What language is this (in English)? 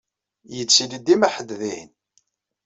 Kabyle